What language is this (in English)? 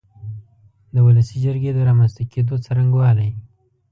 Pashto